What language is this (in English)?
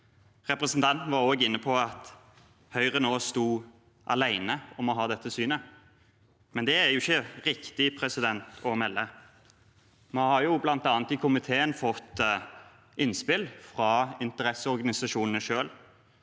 Norwegian